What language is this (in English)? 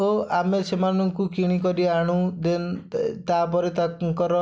Odia